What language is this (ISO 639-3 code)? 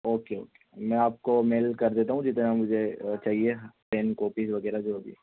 urd